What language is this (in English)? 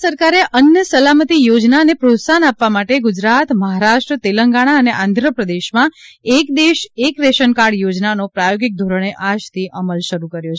Gujarati